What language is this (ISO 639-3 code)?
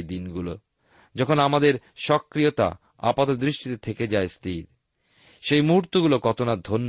ben